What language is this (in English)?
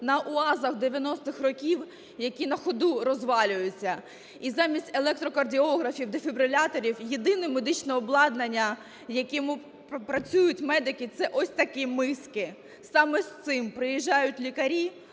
Ukrainian